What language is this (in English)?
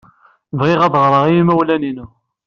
Kabyle